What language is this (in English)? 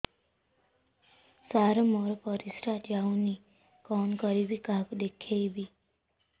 Odia